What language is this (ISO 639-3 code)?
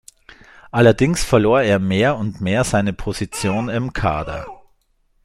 deu